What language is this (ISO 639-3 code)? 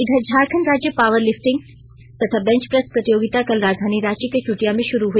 hin